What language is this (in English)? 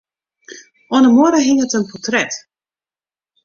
Western Frisian